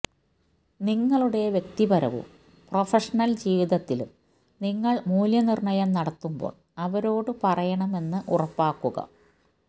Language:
Malayalam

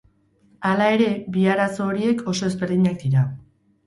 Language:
Basque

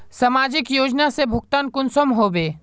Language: Magahi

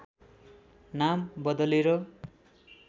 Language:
Nepali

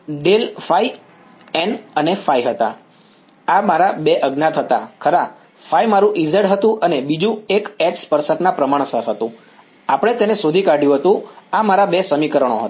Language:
Gujarati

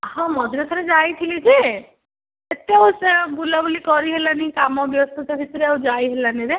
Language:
Odia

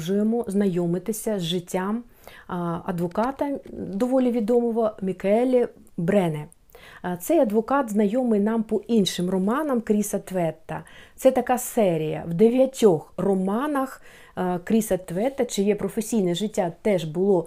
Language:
Ukrainian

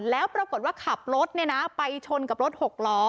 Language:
Thai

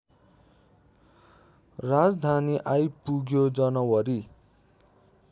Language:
Nepali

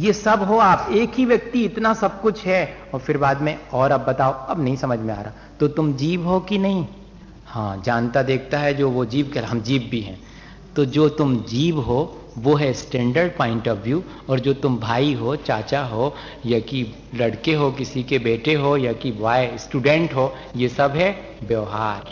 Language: Hindi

